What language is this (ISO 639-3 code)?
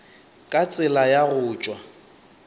nso